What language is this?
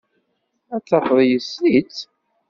Kabyle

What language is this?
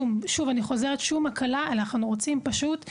Hebrew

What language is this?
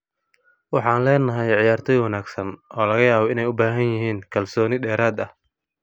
Somali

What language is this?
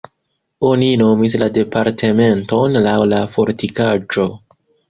Esperanto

